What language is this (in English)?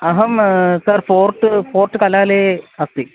Sanskrit